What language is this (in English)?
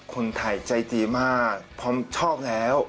Thai